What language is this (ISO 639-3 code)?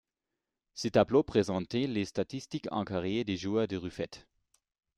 fra